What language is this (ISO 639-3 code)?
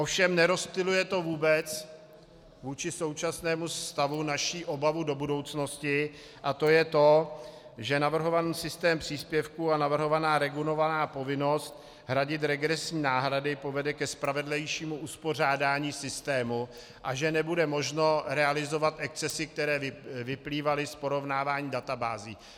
ces